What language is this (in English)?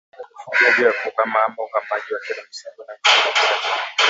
Swahili